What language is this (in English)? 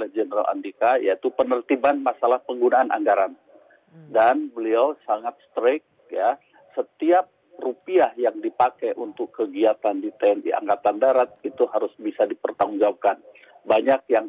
Indonesian